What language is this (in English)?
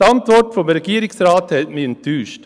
Swiss German